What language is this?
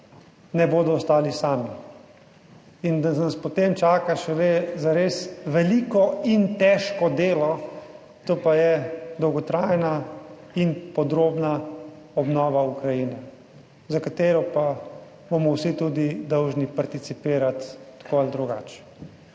Slovenian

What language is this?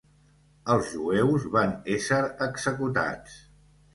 Catalan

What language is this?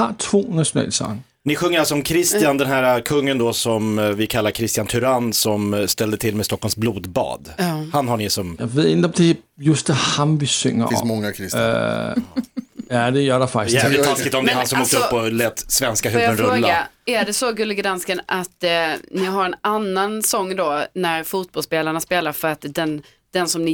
Swedish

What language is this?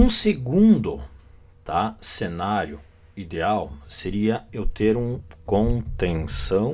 Portuguese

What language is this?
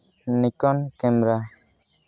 Santali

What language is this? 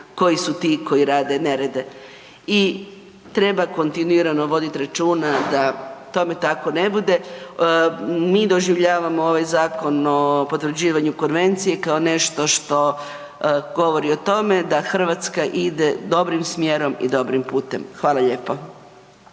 Croatian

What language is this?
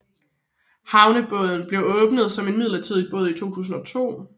Danish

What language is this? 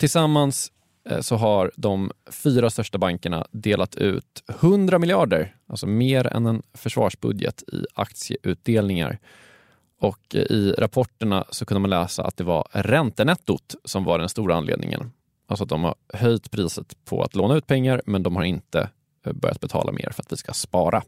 Swedish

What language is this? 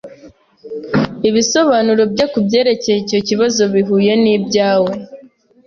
Kinyarwanda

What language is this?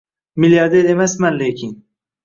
Uzbek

